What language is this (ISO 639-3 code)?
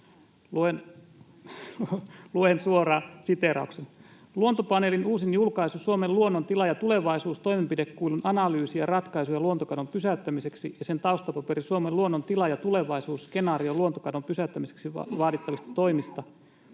fin